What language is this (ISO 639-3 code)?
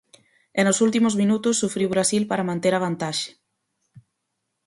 glg